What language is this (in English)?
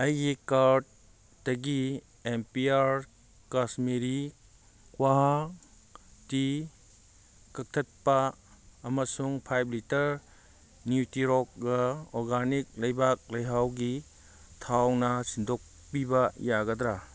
Manipuri